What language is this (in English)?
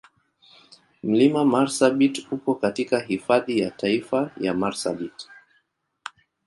Swahili